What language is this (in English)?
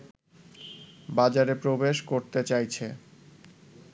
Bangla